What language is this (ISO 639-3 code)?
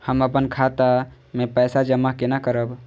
mai